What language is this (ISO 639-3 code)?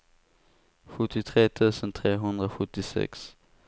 swe